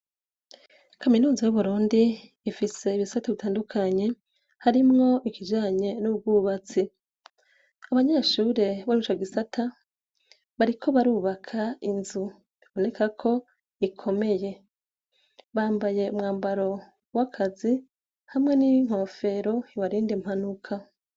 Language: Rundi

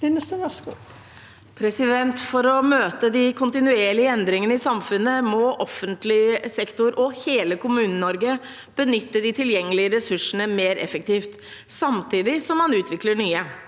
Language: Norwegian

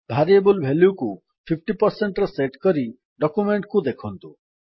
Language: Odia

